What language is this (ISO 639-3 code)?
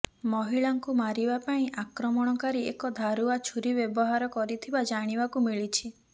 ori